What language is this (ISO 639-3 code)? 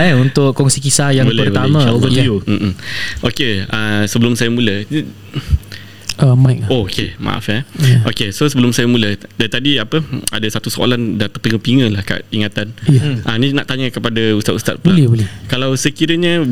msa